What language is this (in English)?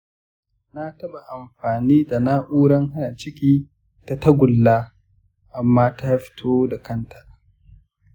Hausa